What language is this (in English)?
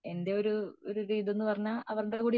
Malayalam